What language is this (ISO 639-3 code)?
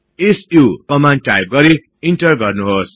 nep